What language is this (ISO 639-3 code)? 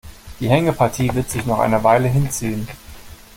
deu